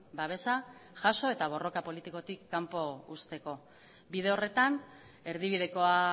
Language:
Basque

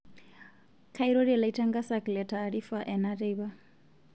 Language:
Masai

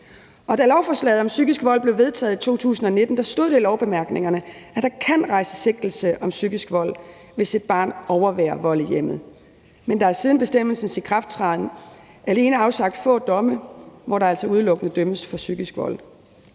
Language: Danish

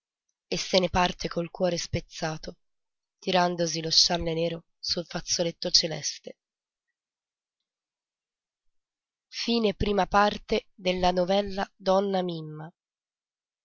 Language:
Italian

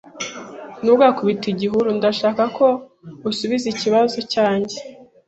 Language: Kinyarwanda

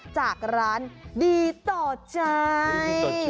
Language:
Thai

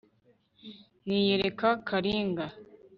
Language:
Kinyarwanda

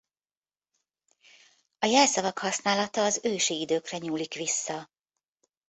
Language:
Hungarian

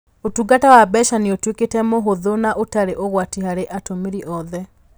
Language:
Kikuyu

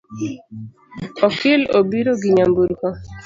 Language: Luo (Kenya and Tanzania)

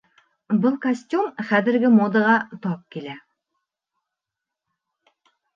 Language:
Bashkir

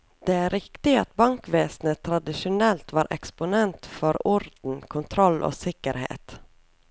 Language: Norwegian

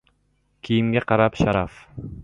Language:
Uzbek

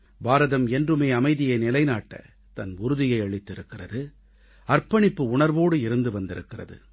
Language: Tamil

